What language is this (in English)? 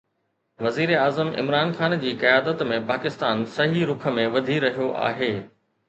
Sindhi